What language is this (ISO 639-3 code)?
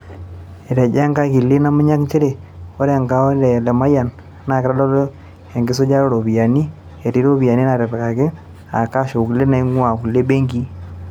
mas